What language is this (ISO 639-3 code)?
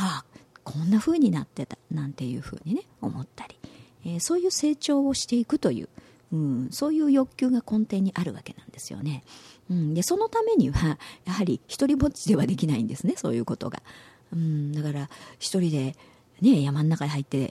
jpn